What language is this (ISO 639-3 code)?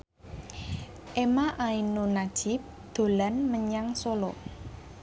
jav